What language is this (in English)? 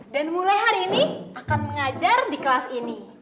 Indonesian